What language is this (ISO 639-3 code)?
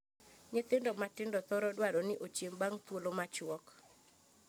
luo